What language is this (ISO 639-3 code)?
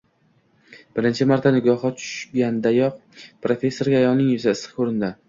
uzb